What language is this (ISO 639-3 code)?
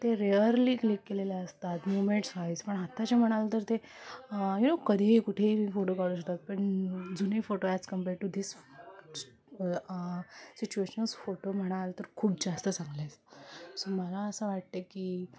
mar